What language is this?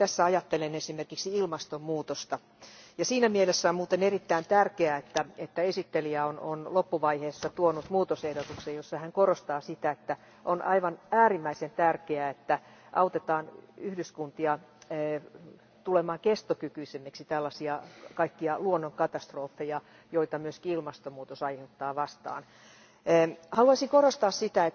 Finnish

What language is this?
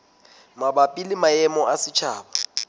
Southern Sotho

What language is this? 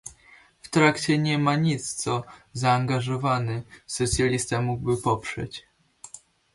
Polish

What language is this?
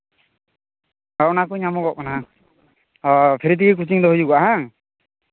Santali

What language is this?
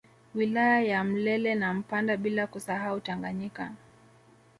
Swahili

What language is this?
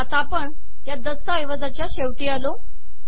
Marathi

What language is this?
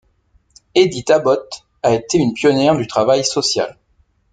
French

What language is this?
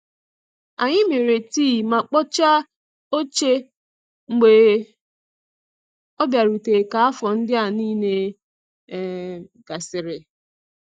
Igbo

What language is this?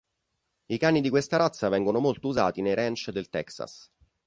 Italian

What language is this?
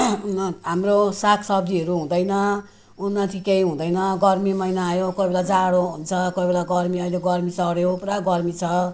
Nepali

